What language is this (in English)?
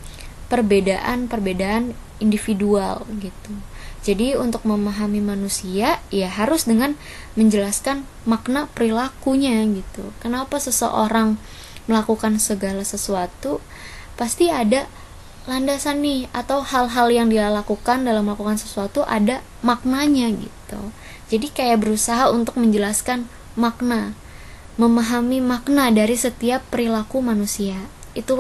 Indonesian